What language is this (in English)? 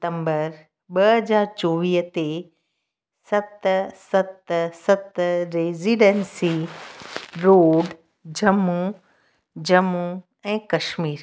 Sindhi